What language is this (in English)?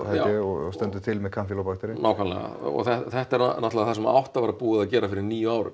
Icelandic